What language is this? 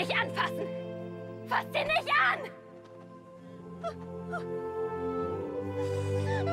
German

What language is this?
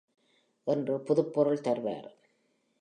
Tamil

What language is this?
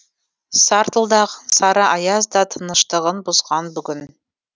Kazakh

